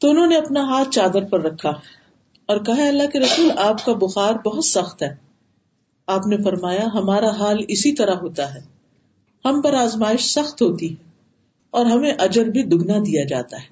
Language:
Urdu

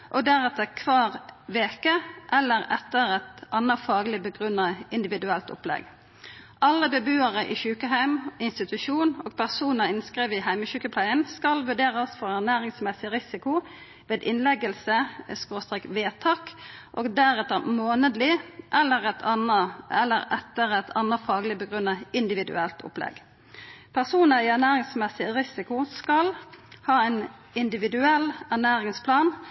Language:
Norwegian Nynorsk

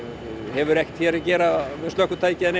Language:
Icelandic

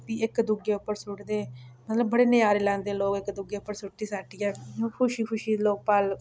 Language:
Dogri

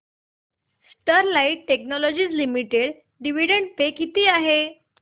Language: Marathi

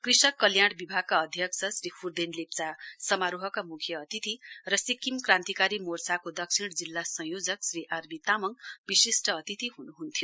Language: Nepali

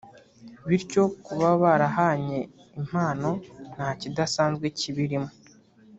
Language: Kinyarwanda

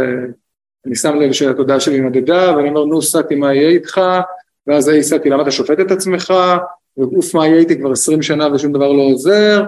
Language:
Hebrew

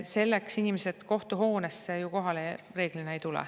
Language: Estonian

